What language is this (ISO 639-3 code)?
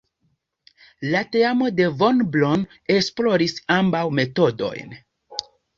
epo